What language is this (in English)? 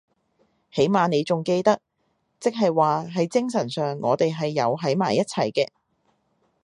Cantonese